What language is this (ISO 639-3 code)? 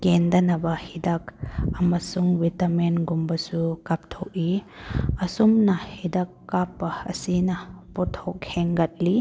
mni